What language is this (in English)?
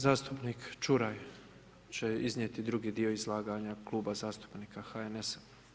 Croatian